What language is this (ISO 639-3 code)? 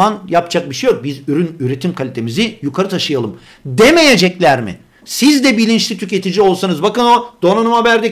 tur